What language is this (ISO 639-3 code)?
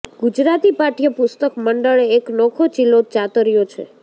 guj